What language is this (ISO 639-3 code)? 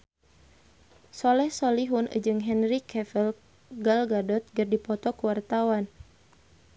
sun